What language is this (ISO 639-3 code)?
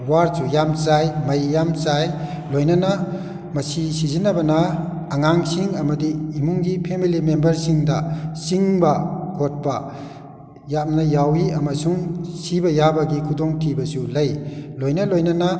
mni